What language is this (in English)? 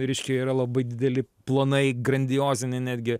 Lithuanian